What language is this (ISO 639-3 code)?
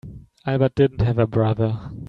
eng